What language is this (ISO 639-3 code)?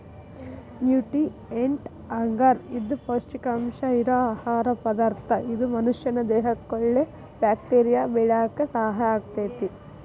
kan